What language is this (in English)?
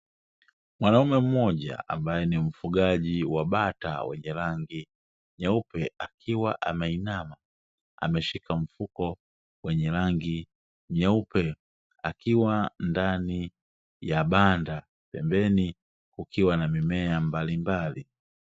Swahili